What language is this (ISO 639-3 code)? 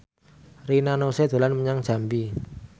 jav